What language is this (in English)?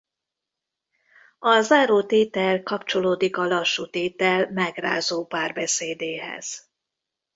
Hungarian